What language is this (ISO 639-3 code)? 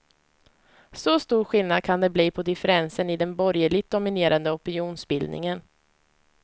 swe